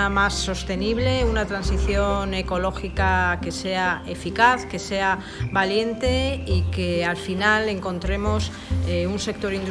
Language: Spanish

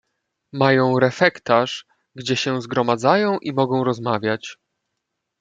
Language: Polish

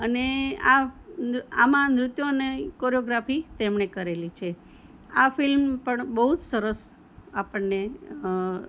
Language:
Gujarati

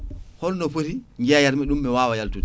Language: Fula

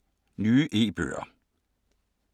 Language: Danish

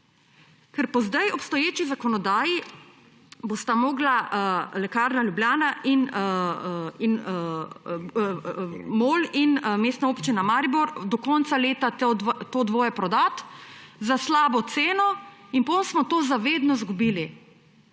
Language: Slovenian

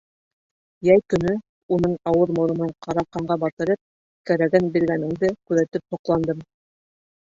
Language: Bashkir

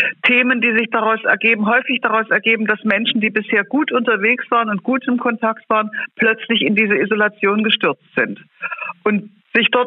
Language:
German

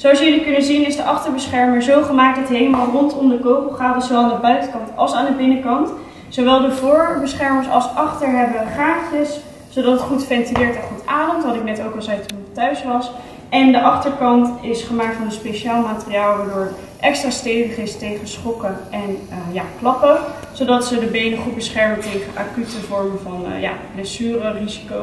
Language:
Dutch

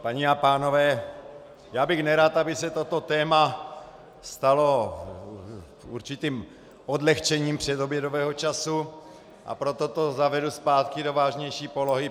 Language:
Czech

